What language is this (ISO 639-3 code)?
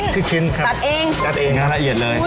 tha